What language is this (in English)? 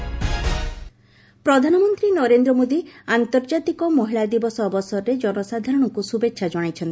Odia